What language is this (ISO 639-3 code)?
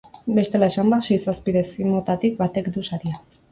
eus